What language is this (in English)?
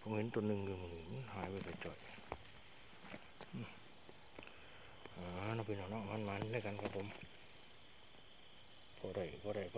Thai